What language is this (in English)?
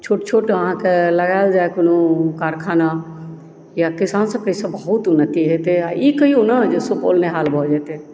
Maithili